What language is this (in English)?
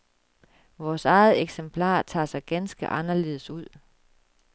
Danish